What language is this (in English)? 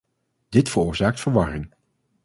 Dutch